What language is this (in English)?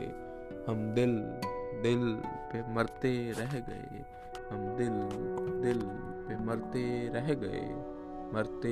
Punjabi